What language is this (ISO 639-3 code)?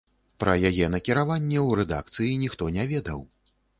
bel